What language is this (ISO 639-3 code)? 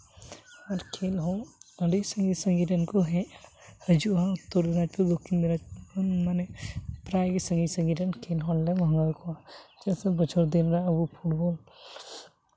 sat